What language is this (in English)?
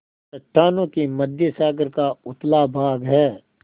Hindi